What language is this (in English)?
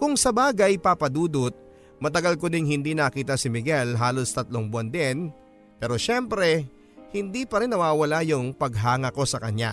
Filipino